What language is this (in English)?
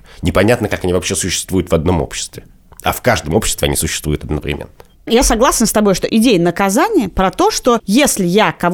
Russian